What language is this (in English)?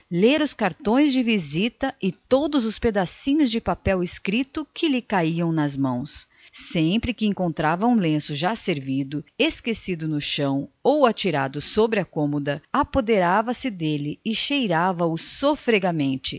Portuguese